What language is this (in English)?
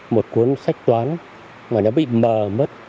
Vietnamese